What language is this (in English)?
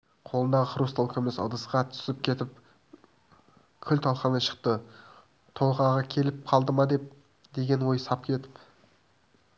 Kazakh